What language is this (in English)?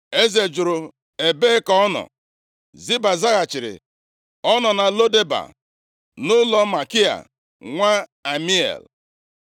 Igbo